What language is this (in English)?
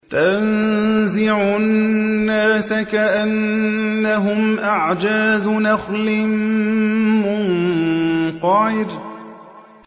Arabic